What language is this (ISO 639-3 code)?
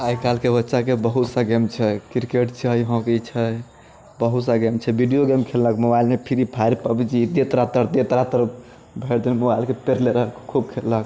mai